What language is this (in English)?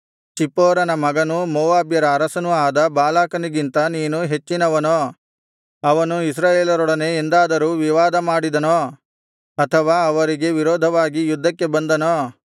Kannada